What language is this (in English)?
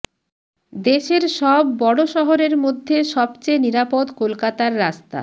Bangla